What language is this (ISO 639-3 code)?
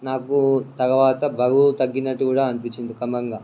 tel